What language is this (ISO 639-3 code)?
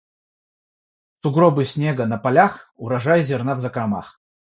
rus